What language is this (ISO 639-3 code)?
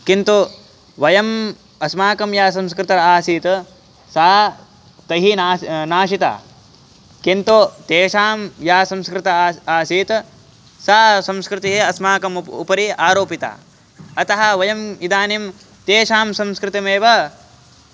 san